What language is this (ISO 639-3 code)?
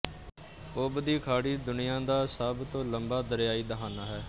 pan